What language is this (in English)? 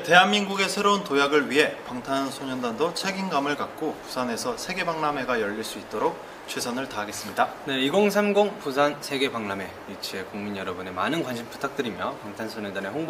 Korean